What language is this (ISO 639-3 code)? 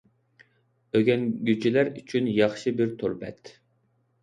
uig